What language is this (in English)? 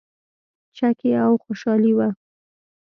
Pashto